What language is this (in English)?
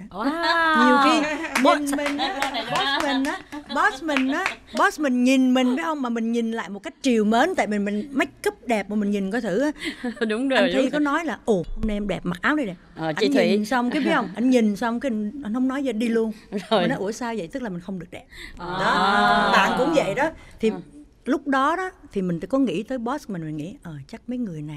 Vietnamese